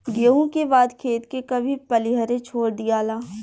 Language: Bhojpuri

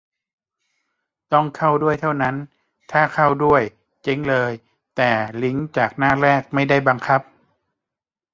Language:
Thai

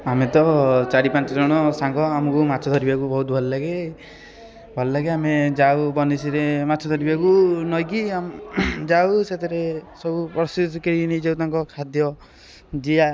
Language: Odia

